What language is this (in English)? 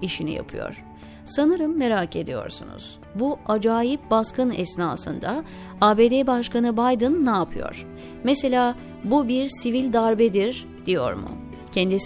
Turkish